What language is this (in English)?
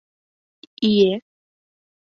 Mari